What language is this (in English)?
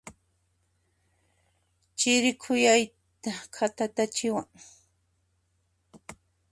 Puno Quechua